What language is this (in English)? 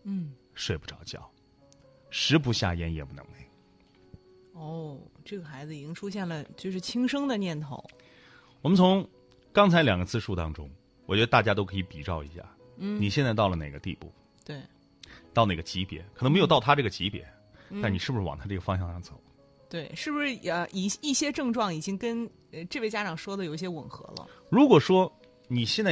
Chinese